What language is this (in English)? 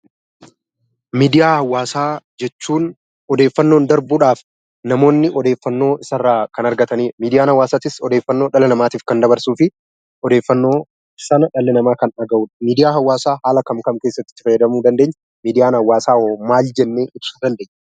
Oromo